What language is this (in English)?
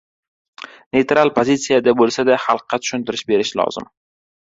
Uzbek